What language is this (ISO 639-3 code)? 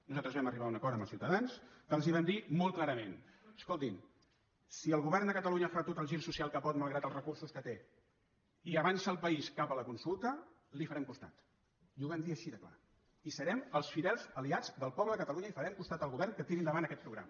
cat